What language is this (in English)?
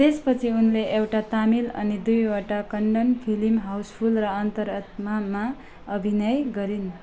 Nepali